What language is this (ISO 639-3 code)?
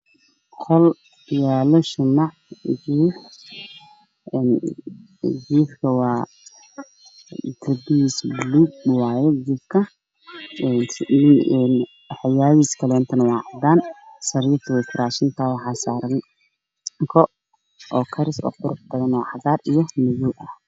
som